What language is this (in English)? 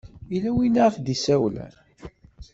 Kabyle